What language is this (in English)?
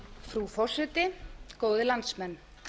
Icelandic